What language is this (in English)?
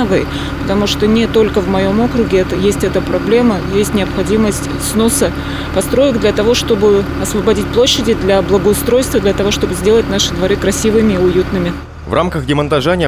Russian